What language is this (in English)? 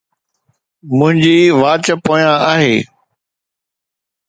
Sindhi